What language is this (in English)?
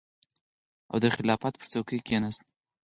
Pashto